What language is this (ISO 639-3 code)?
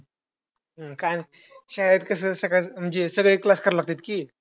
mar